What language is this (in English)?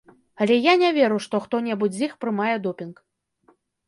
Belarusian